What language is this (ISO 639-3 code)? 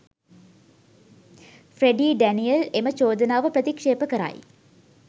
sin